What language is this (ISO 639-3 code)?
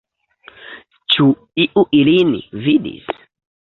epo